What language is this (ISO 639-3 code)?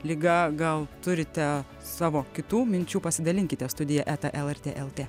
lit